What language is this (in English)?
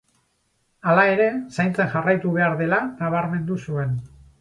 Basque